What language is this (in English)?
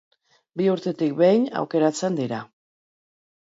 Basque